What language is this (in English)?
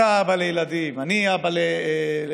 Hebrew